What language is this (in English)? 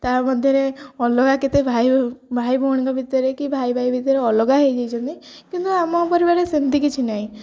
Odia